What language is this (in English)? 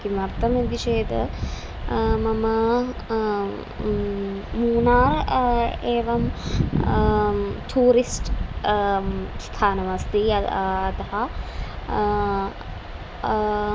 Sanskrit